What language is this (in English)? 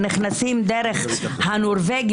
Hebrew